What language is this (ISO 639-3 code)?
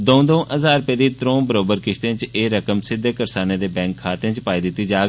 doi